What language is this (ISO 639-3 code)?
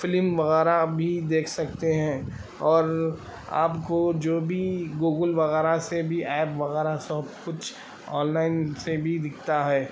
urd